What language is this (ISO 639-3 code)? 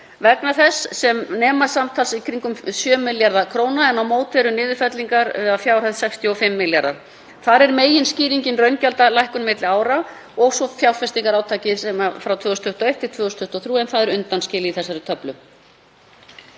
isl